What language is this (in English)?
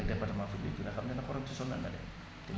Wolof